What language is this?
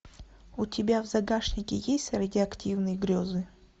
Russian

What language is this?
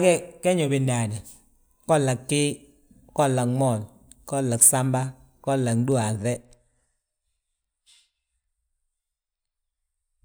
Balanta-Ganja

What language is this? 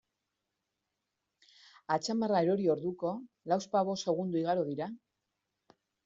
Basque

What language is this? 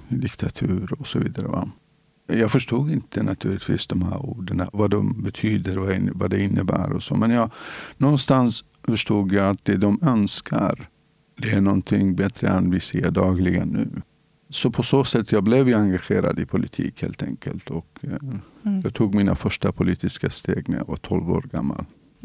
Swedish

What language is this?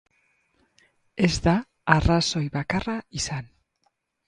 Basque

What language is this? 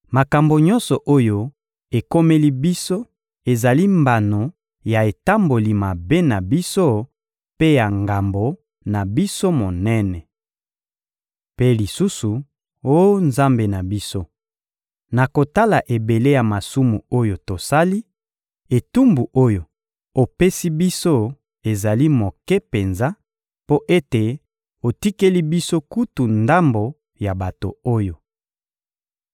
Lingala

